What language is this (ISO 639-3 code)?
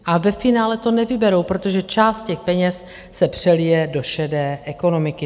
ces